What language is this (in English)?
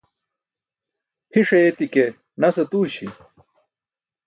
Burushaski